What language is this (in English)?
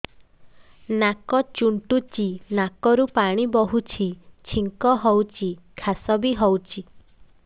Odia